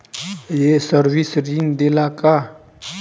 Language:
Bhojpuri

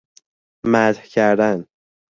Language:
Persian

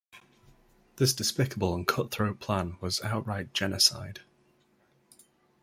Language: English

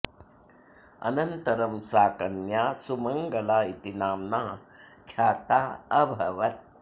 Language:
Sanskrit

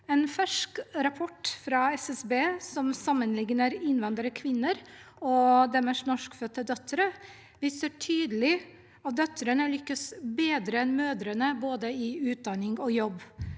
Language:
Norwegian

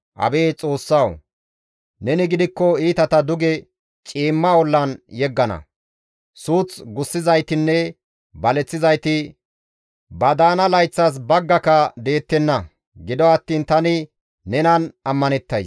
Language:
Gamo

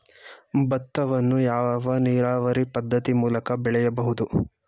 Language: Kannada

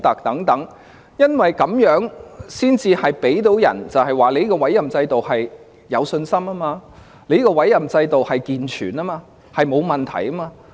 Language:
Cantonese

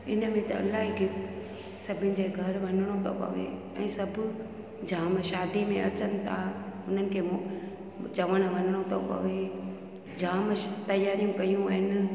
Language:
Sindhi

